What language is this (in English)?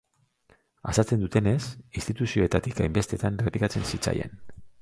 Basque